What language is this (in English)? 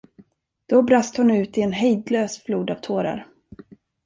Swedish